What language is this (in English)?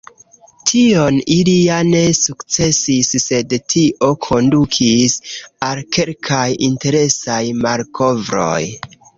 Esperanto